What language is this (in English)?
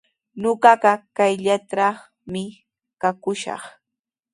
Sihuas Ancash Quechua